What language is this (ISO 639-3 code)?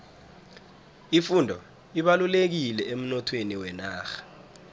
nbl